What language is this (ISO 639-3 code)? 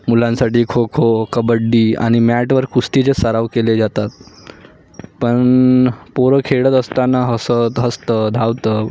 mar